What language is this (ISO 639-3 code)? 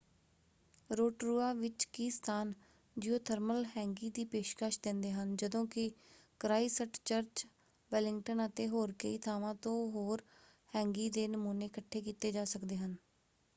pan